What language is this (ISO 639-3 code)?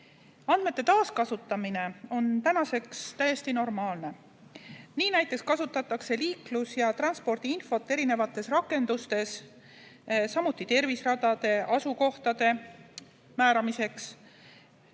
est